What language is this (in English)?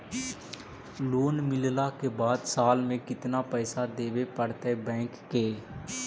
Magahi